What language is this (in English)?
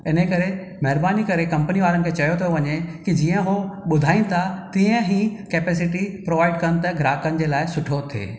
Sindhi